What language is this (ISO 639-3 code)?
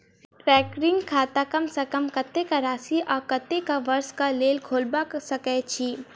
mai